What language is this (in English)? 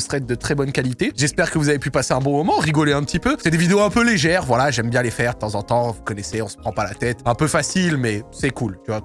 French